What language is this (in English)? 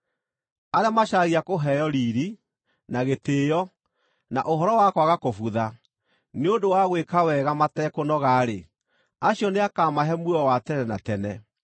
Kikuyu